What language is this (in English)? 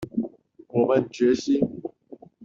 Chinese